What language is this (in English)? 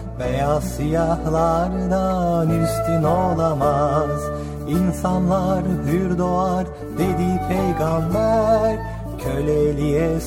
Turkish